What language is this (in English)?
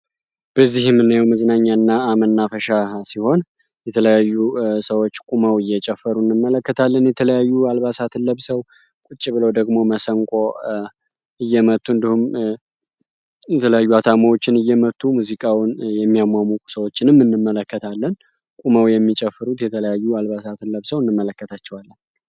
Amharic